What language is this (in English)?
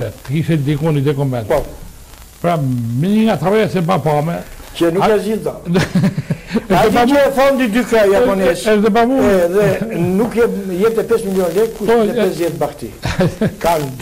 Romanian